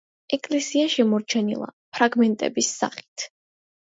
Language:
Georgian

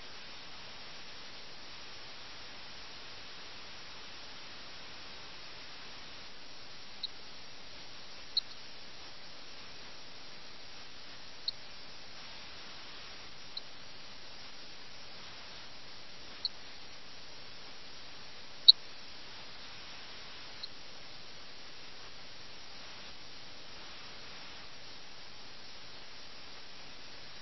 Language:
Malayalam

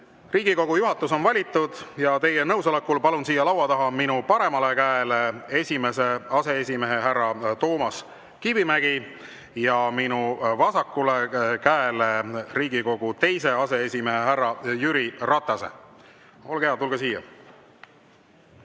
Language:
Estonian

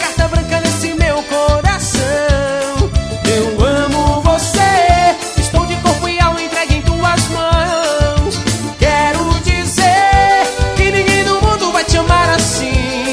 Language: Portuguese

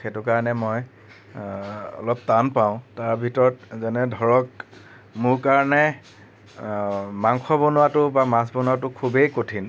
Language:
Assamese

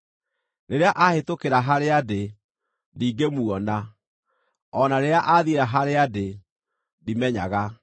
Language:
Kikuyu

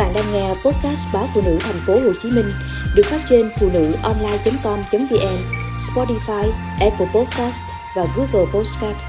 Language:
Vietnamese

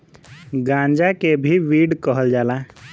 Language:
Bhojpuri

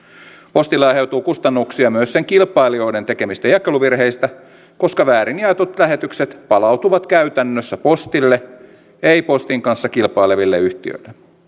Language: Finnish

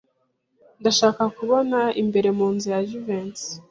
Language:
Kinyarwanda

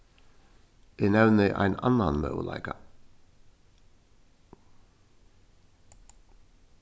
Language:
Faroese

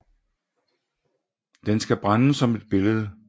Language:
Danish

